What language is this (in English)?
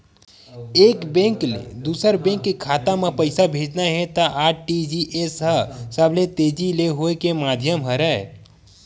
Chhattisgarhi